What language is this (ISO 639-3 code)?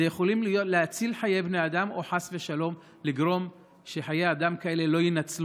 heb